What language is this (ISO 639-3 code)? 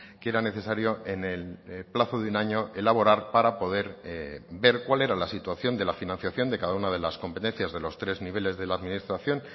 spa